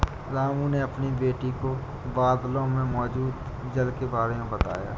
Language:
Hindi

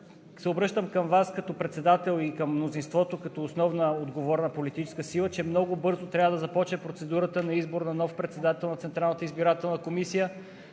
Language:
Bulgarian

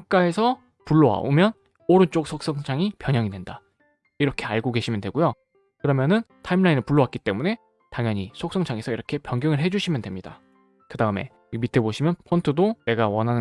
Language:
Korean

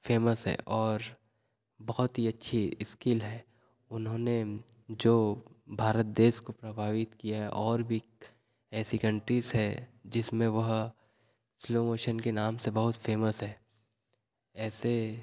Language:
Hindi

